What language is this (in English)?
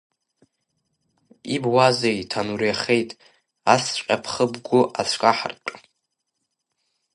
Abkhazian